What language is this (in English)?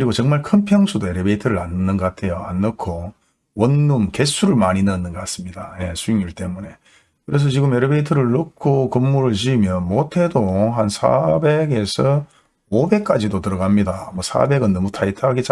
Korean